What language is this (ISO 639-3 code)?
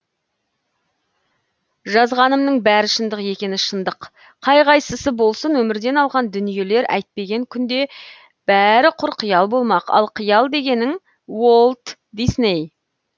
kaz